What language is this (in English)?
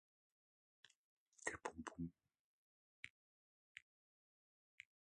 Russian